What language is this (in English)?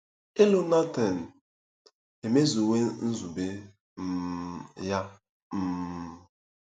Igbo